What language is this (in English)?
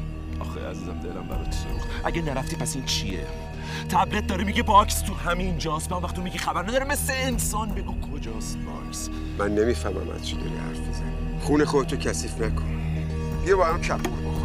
Persian